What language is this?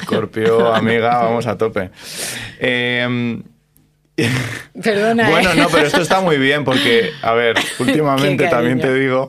Spanish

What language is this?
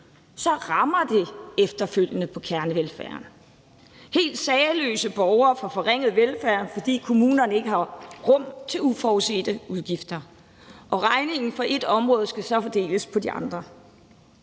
Danish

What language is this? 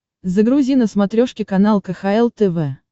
Russian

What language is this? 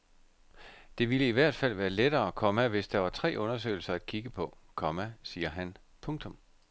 Danish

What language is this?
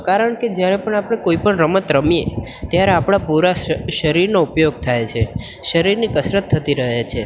Gujarati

